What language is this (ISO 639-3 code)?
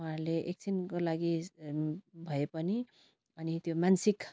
nep